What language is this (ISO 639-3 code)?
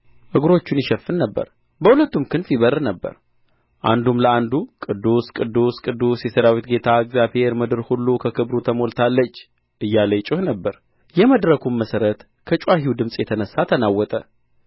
amh